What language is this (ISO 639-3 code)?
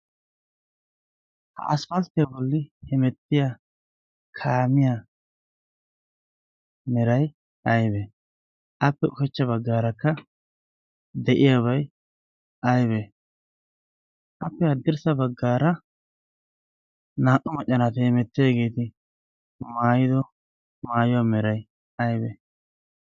wal